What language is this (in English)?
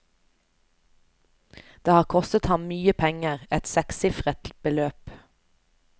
Norwegian